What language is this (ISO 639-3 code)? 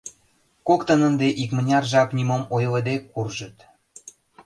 chm